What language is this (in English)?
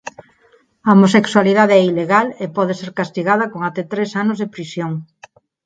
Galician